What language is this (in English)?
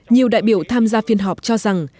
Vietnamese